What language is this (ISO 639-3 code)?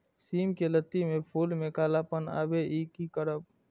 mai